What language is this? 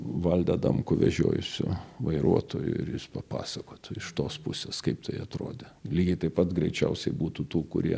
Lithuanian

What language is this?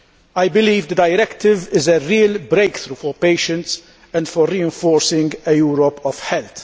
English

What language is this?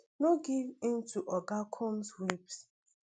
Nigerian Pidgin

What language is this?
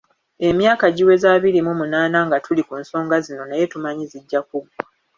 Ganda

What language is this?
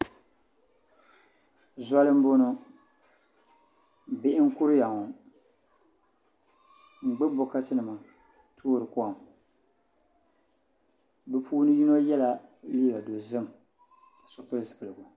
Dagbani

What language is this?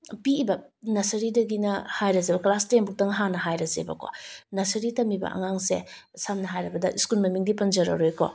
Manipuri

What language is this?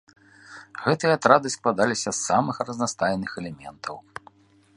Belarusian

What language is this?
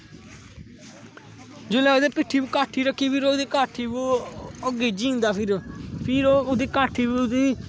Dogri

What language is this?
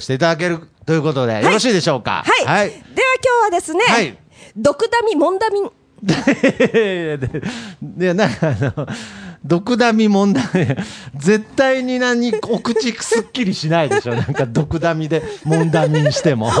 Japanese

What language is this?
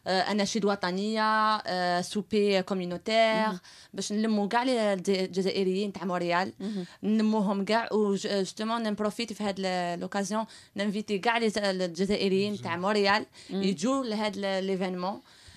Arabic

